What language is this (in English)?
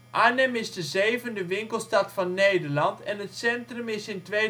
Dutch